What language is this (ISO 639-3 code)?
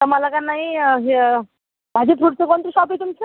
mar